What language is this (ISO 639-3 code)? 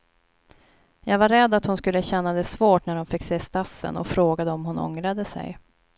swe